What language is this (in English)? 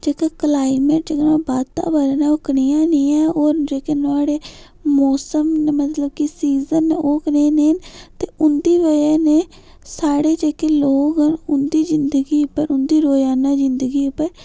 Dogri